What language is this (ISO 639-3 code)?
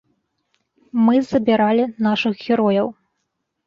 bel